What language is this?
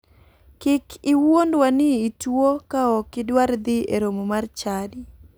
Luo (Kenya and Tanzania)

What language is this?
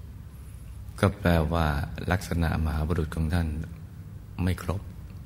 Thai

